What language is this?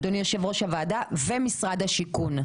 Hebrew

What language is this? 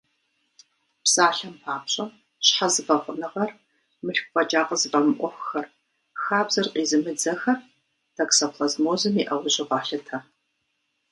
Kabardian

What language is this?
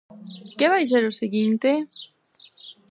Galician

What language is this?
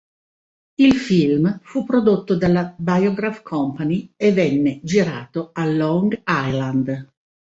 Italian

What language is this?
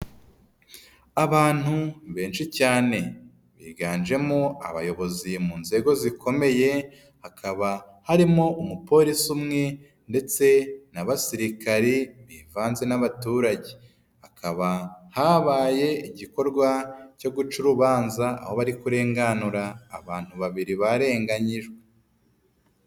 Kinyarwanda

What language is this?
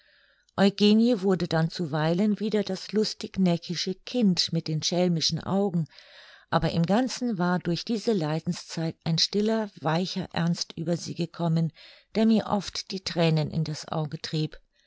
German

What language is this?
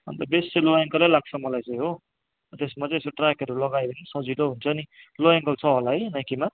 Nepali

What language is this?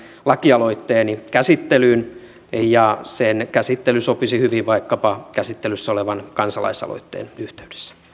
Finnish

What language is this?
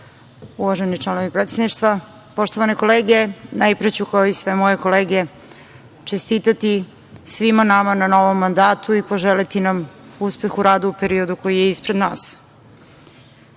Serbian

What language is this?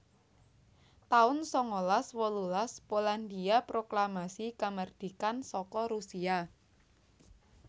Javanese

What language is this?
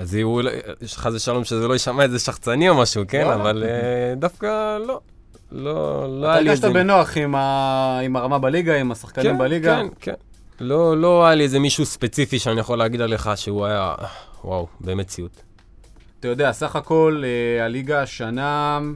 Hebrew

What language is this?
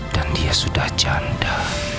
Indonesian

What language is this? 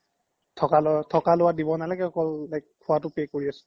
Assamese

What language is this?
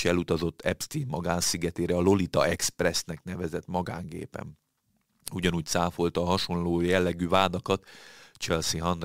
Hungarian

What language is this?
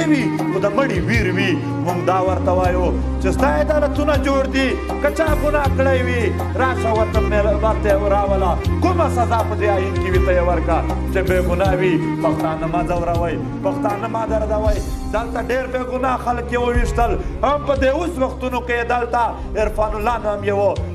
Portuguese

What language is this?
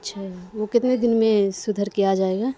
Urdu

